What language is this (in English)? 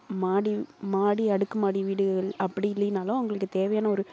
Tamil